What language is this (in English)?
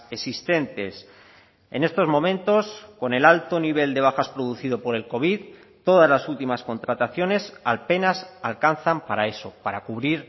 Spanish